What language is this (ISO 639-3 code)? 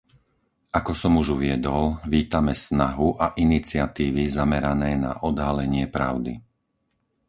slk